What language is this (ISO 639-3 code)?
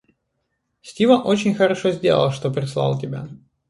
rus